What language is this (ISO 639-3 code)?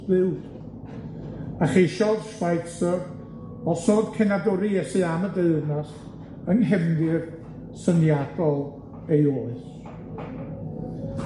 cym